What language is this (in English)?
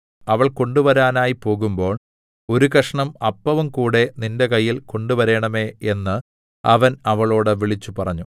Malayalam